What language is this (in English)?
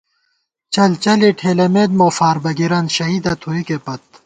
Gawar-Bati